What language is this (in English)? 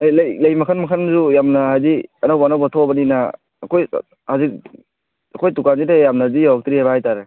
Manipuri